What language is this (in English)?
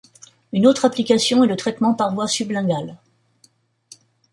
French